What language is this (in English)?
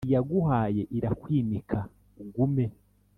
Kinyarwanda